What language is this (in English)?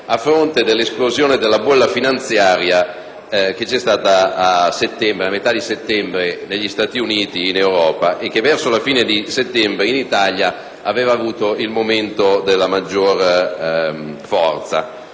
Italian